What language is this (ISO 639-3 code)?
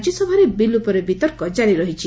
ori